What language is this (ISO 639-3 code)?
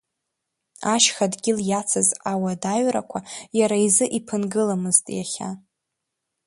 abk